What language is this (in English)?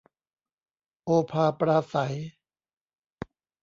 Thai